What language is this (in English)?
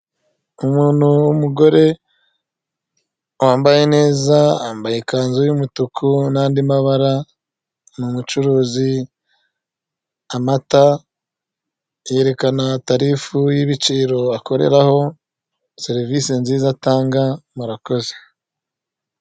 Kinyarwanda